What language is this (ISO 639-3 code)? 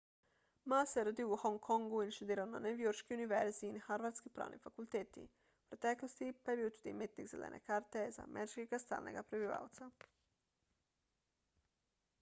slv